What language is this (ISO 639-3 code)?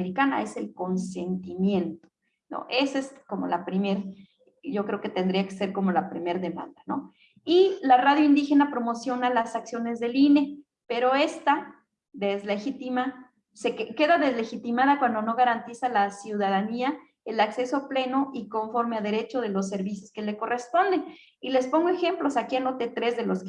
spa